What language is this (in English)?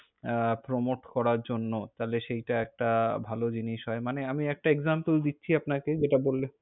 Bangla